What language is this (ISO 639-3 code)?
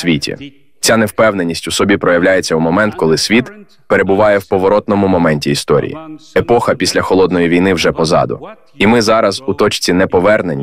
ukr